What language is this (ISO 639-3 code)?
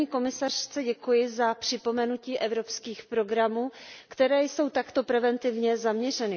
ces